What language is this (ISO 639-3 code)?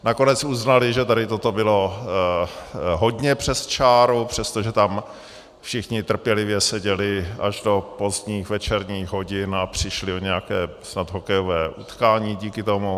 ces